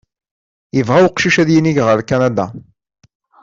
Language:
Kabyle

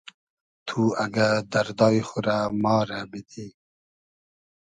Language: Hazaragi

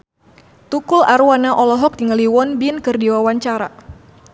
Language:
Sundanese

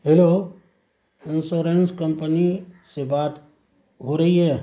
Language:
Urdu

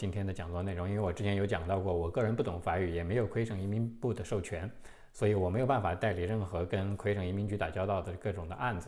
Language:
Chinese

